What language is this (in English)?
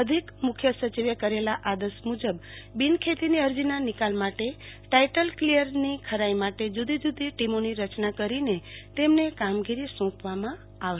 Gujarati